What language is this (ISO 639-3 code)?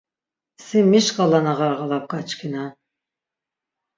lzz